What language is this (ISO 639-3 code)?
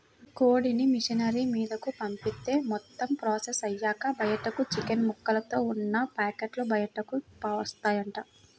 tel